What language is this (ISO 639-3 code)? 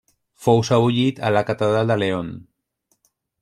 cat